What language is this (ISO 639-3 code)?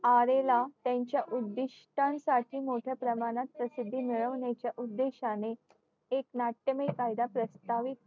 mar